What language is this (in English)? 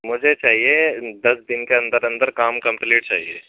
Urdu